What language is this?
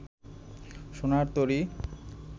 Bangla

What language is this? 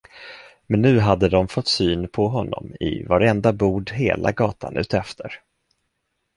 Swedish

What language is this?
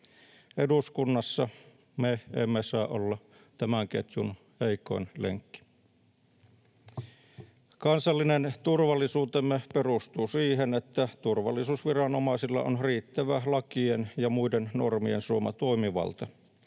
Finnish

